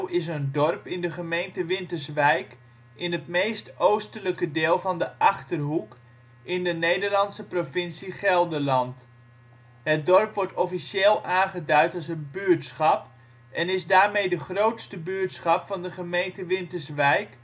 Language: Dutch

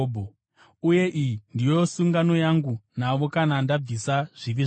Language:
Shona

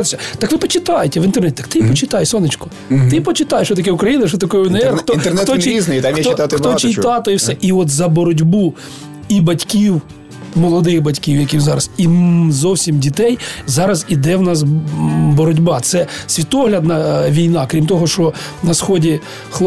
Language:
Ukrainian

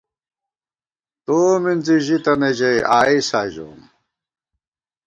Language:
Gawar-Bati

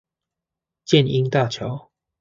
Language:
Chinese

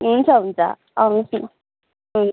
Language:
Nepali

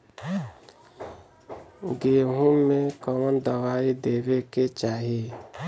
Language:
Bhojpuri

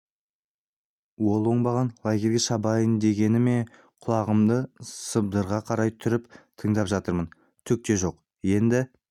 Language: Kazakh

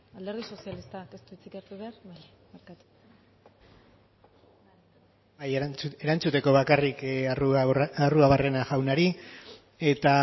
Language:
Basque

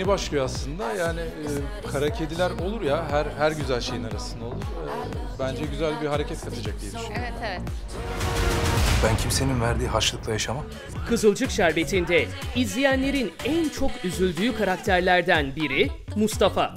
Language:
Turkish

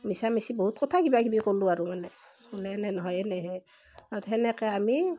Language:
Assamese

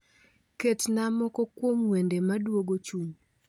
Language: Luo (Kenya and Tanzania)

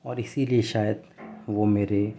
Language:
Urdu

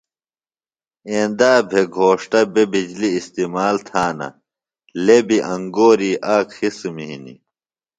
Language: Phalura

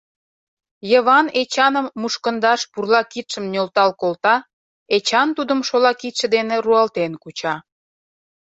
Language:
Mari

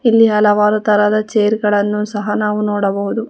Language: Kannada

